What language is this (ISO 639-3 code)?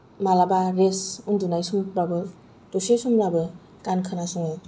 brx